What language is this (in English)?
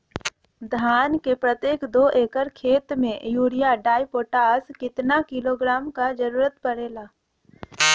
Bhojpuri